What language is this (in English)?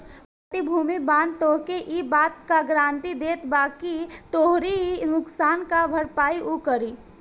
Bhojpuri